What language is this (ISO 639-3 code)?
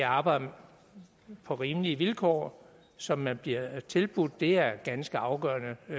dan